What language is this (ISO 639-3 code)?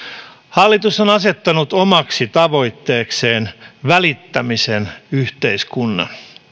fin